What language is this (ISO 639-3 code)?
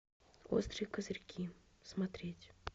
rus